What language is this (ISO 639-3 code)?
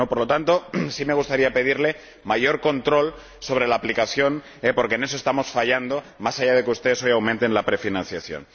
spa